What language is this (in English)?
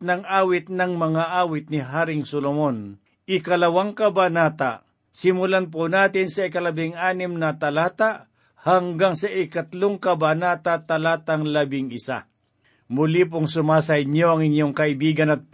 Filipino